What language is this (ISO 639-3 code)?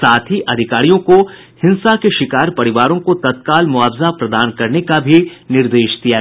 hin